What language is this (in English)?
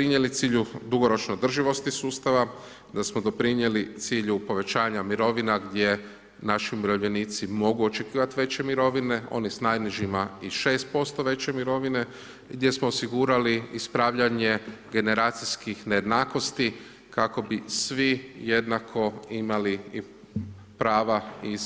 Croatian